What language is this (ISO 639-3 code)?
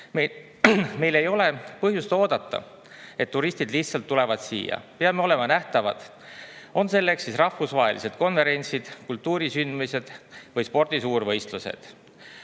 est